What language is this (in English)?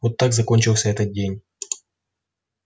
Russian